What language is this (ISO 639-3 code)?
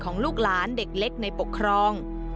tha